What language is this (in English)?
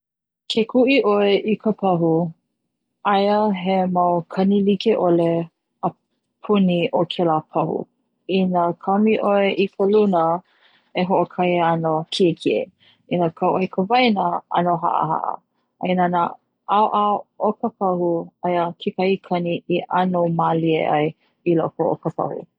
Hawaiian